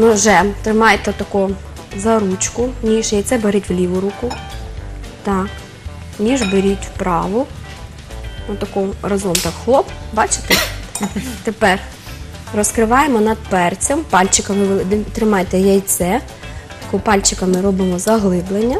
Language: Russian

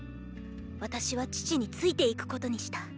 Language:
Japanese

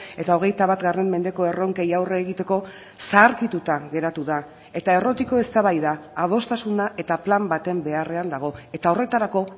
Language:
Basque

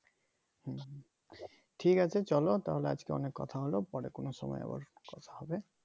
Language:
Bangla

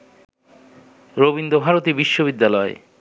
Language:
Bangla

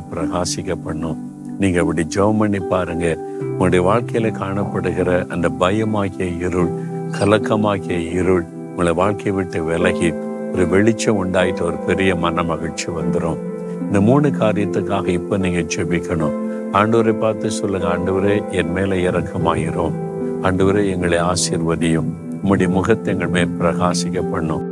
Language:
Tamil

